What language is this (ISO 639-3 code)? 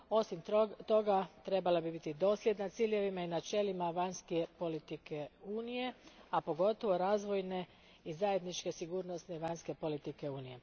hrv